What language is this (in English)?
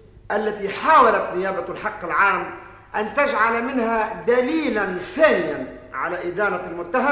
Arabic